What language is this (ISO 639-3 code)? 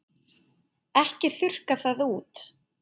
isl